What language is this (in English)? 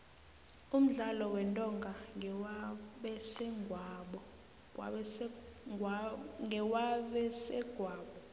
South Ndebele